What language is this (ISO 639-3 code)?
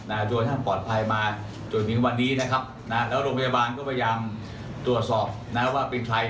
tha